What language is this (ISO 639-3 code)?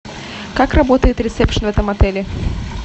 rus